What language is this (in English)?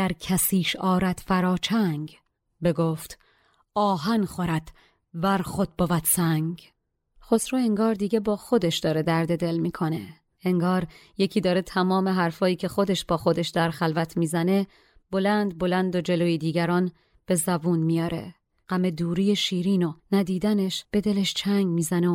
Persian